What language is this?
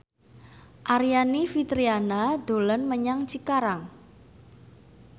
Javanese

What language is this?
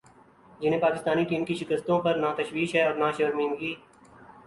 Urdu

